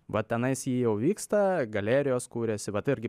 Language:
Lithuanian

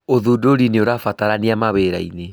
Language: Kikuyu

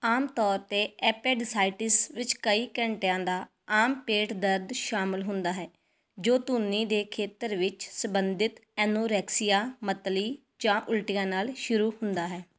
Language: Punjabi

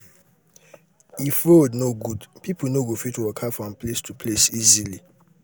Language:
Nigerian Pidgin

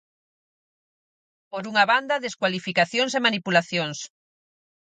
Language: Galician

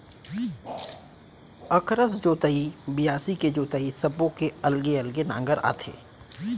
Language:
Chhattisgarhi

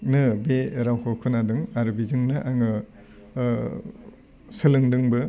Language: Bodo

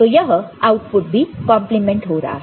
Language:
Hindi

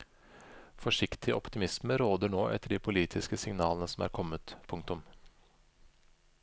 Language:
Norwegian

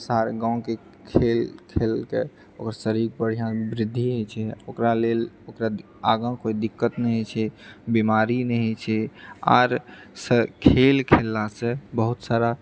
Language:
Maithili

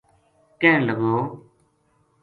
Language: Gujari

